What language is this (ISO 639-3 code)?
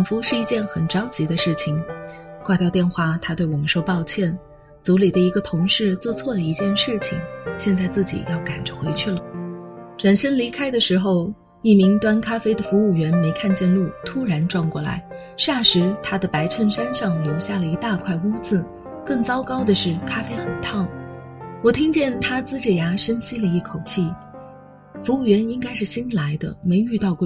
zho